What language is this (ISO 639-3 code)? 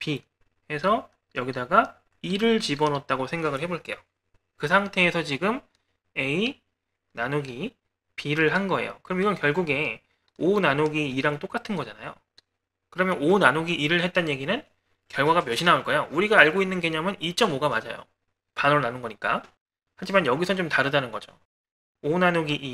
kor